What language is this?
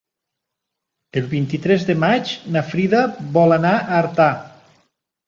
Catalan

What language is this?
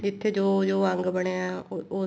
Punjabi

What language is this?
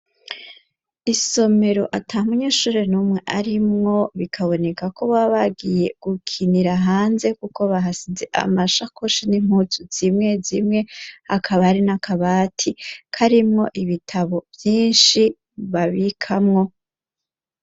Rundi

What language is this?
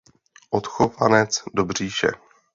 Czech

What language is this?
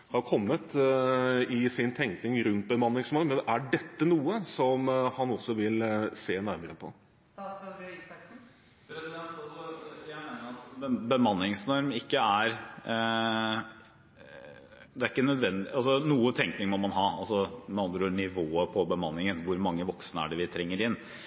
Norwegian Bokmål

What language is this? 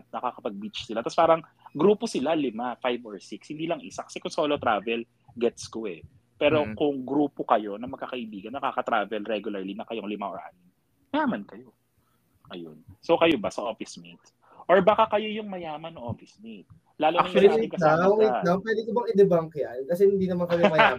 Filipino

